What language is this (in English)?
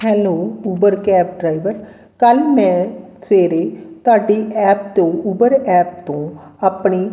Punjabi